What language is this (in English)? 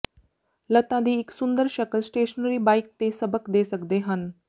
Punjabi